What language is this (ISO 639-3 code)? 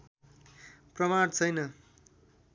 nep